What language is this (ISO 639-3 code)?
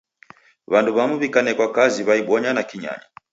dav